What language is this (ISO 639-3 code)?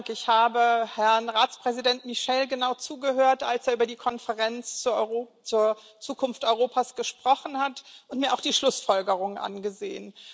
deu